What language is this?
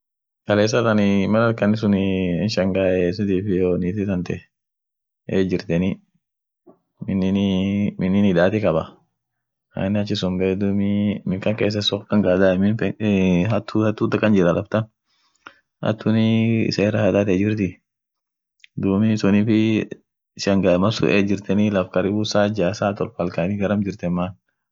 Orma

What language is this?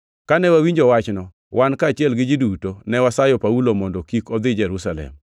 Luo (Kenya and Tanzania)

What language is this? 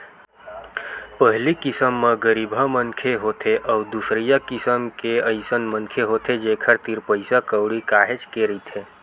Chhattisgarhi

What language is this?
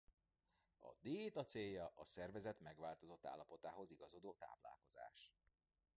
Hungarian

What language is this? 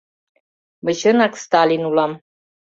Mari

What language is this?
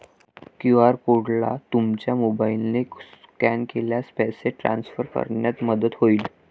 Marathi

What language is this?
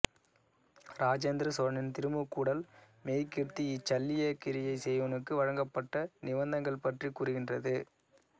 Tamil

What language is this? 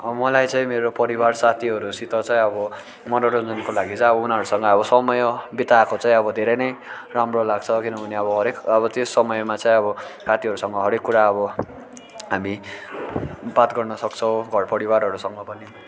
Nepali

